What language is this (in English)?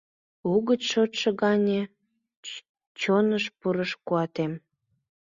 Mari